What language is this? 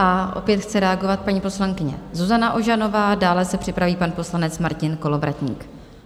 Czech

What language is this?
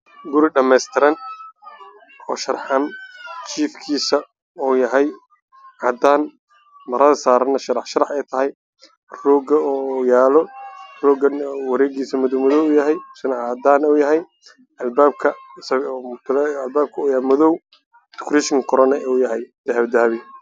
Somali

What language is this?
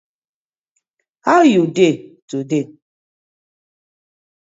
Nigerian Pidgin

